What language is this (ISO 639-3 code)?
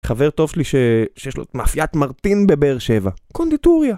heb